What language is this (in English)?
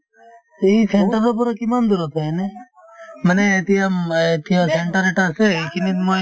Assamese